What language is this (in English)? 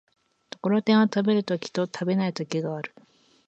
Japanese